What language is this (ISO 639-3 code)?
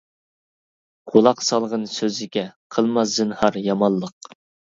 uig